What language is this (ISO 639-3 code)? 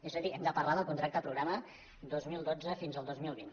cat